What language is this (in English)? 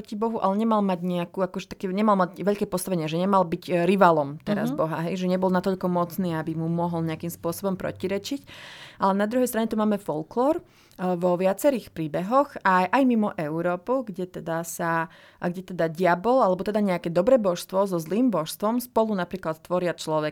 Slovak